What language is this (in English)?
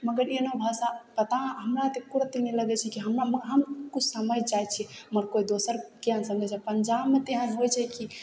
Maithili